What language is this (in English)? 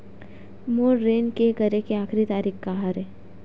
Chhattisgarhi